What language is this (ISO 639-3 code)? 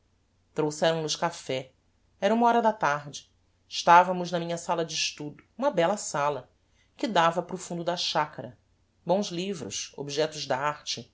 por